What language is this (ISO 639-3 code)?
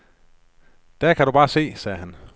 dan